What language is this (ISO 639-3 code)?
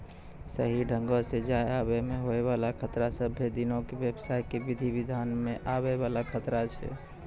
mai